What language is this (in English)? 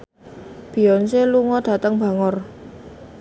Javanese